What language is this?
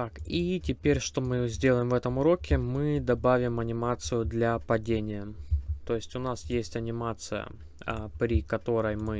Russian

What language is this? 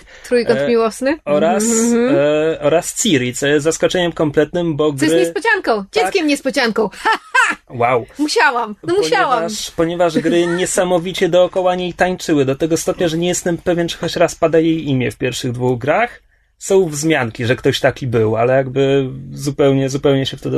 Polish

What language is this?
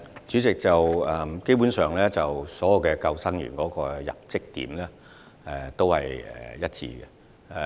Cantonese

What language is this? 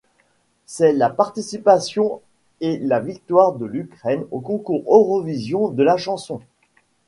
French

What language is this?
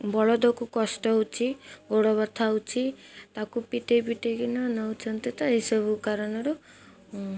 Odia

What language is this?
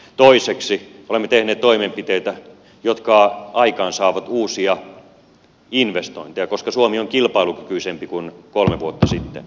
Finnish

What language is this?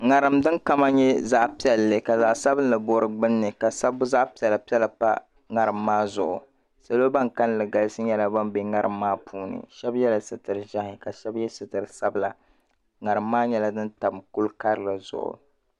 Dagbani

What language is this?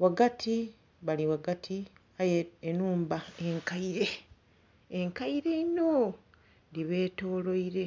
Soga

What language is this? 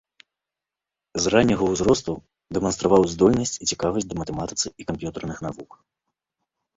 Belarusian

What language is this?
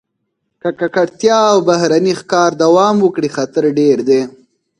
Pashto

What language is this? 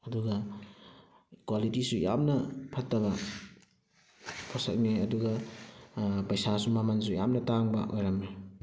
Manipuri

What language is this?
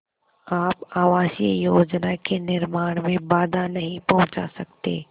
Hindi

